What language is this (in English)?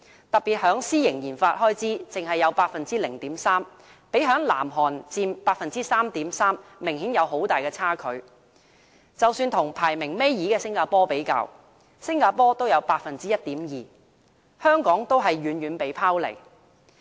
Cantonese